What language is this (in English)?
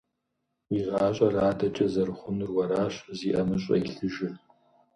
Kabardian